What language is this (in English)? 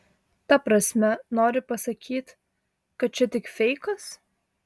Lithuanian